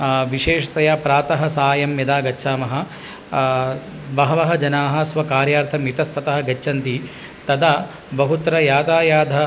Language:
Sanskrit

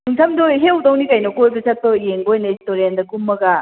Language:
Manipuri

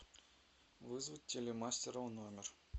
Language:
Russian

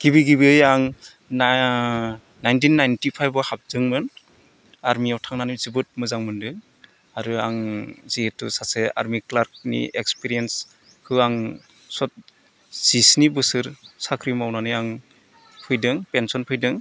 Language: Bodo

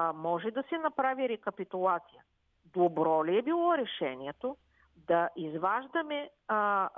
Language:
Bulgarian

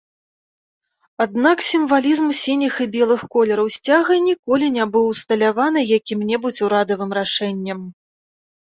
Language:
Belarusian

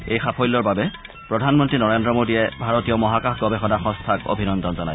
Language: Assamese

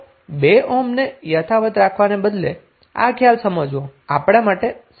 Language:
Gujarati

